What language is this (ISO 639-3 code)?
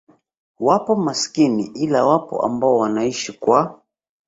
swa